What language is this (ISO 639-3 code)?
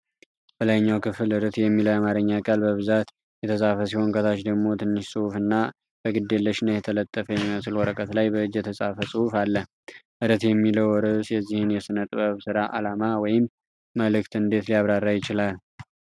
amh